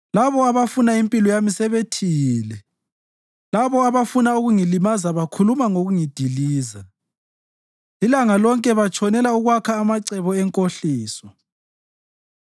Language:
North Ndebele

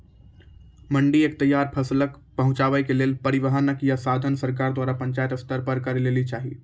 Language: Maithili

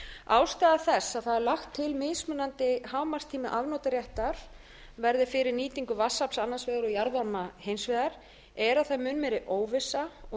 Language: Icelandic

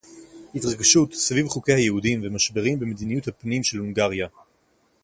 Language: Hebrew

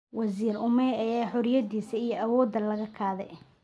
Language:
Somali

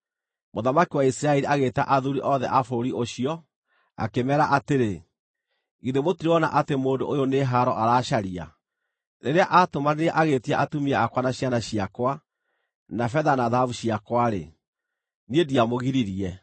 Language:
Kikuyu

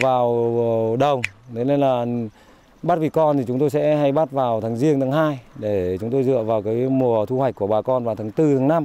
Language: Vietnamese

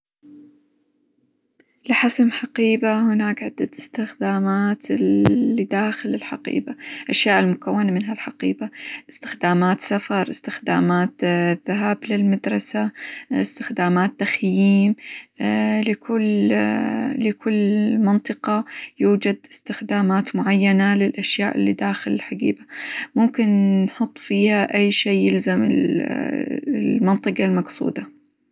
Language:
Hijazi Arabic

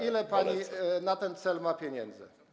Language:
Polish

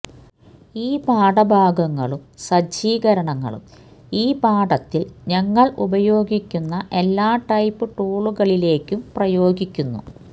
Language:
Malayalam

